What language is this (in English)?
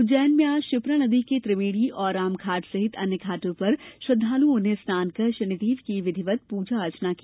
Hindi